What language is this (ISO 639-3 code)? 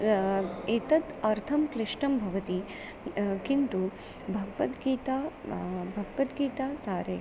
san